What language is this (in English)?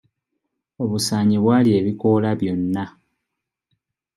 Ganda